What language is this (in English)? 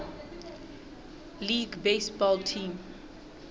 Southern Sotho